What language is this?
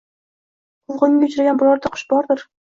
Uzbek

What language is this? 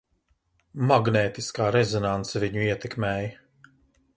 Latvian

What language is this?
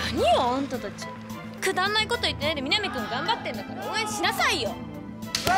Japanese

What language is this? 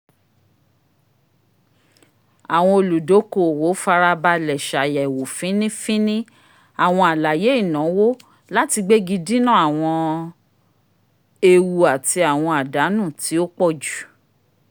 Yoruba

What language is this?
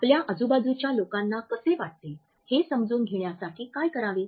Marathi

